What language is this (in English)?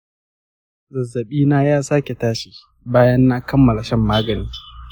Hausa